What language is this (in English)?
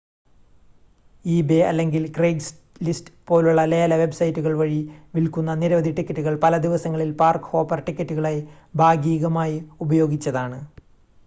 Malayalam